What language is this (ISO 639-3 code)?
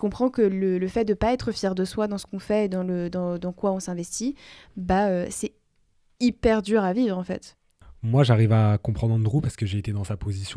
fra